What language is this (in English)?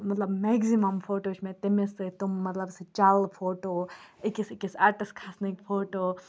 Kashmiri